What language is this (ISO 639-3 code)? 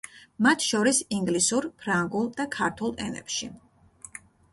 kat